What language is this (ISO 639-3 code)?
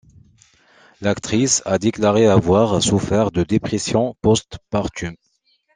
fra